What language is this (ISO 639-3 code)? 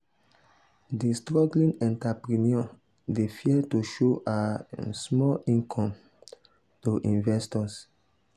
pcm